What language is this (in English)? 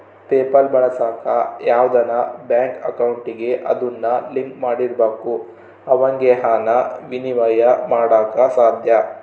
Kannada